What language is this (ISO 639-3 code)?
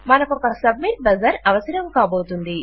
tel